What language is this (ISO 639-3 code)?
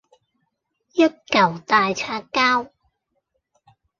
yue